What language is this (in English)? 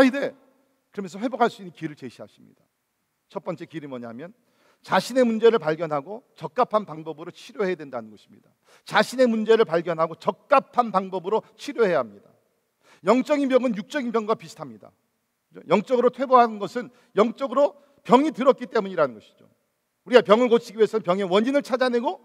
Korean